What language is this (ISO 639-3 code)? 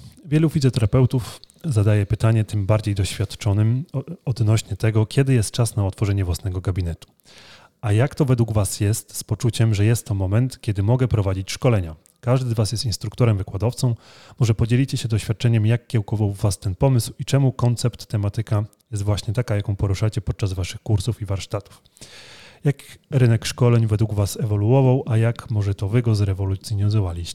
pol